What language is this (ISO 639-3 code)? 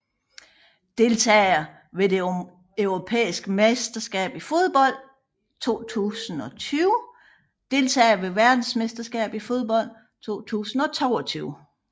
dan